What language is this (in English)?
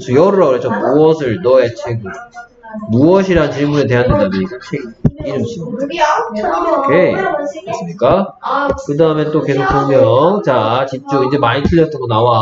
Korean